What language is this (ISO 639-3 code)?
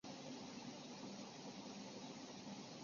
zho